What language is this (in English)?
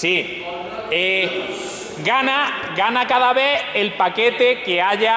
Spanish